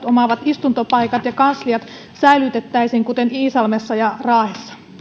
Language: Finnish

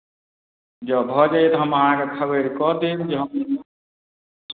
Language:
Maithili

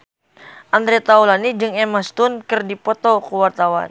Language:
Sundanese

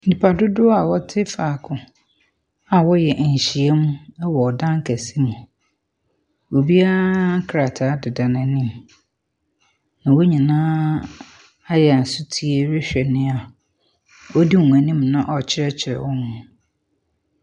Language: Akan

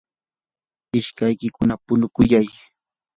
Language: Yanahuanca Pasco Quechua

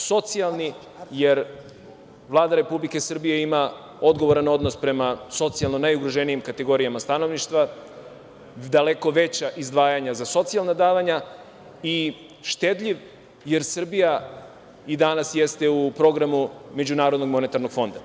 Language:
Serbian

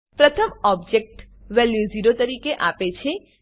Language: Gujarati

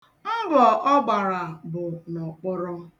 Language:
Igbo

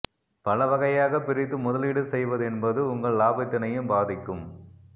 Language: Tamil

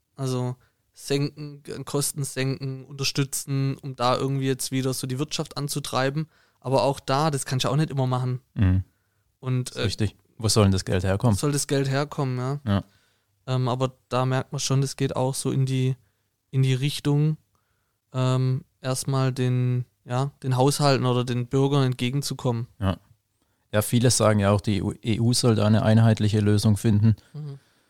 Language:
German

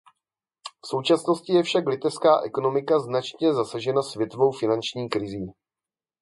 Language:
Czech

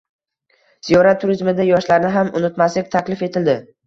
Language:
Uzbek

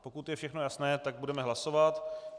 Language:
Czech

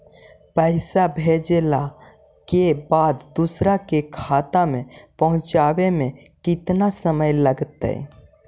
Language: Magahi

